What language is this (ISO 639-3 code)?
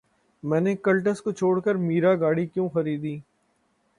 urd